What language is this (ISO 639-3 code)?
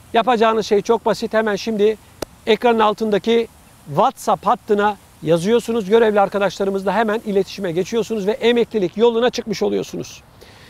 tur